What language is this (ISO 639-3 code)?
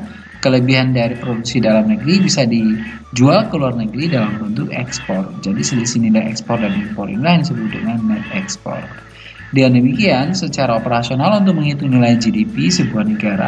ind